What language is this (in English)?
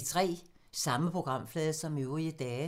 Danish